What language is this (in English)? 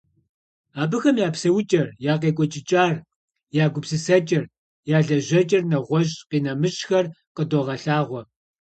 Kabardian